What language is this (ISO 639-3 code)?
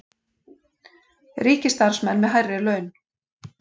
isl